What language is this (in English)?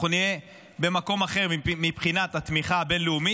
Hebrew